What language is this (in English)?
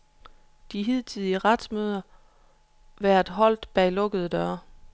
Danish